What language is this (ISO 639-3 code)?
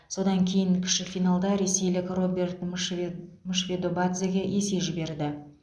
kaz